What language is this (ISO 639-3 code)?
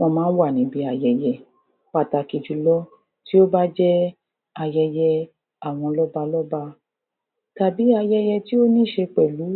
yor